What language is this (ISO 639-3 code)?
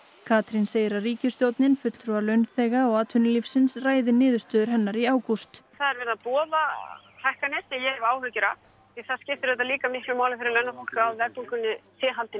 isl